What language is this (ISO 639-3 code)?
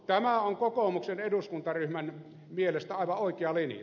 fin